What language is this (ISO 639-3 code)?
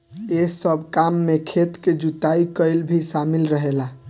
bho